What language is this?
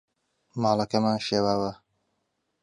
Central Kurdish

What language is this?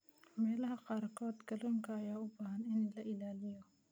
Somali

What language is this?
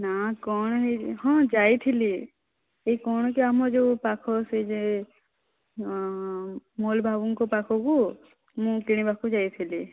Odia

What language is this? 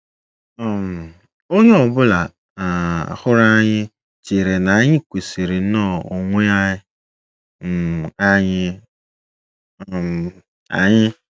Igbo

